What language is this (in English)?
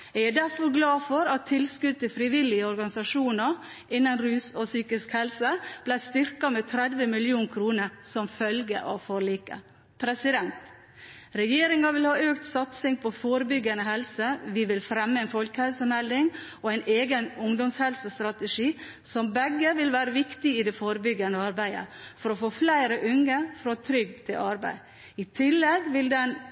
Norwegian Bokmål